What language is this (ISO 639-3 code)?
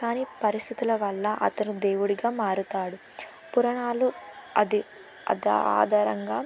tel